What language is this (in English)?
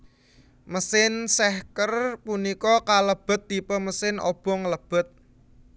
Javanese